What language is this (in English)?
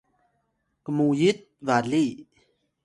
Atayal